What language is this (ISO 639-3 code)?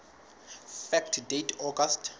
sot